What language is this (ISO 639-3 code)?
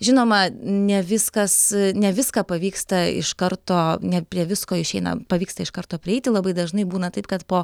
lit